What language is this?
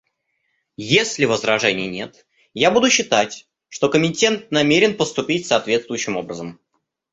Russian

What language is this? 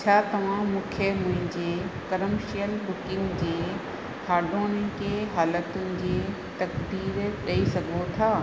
Sindhi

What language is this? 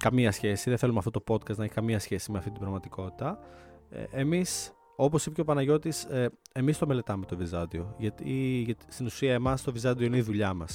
Greek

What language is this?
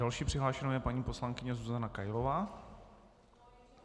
Czech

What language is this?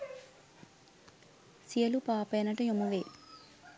Sinhala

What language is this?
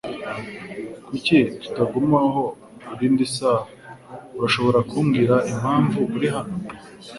Kinyarwanda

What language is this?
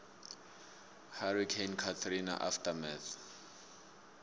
South Ndebele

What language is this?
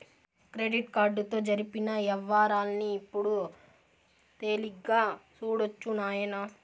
Telugu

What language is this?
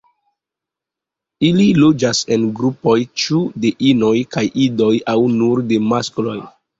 Esperanto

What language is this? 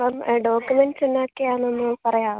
Malayalam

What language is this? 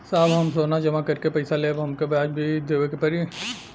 Bhojpuri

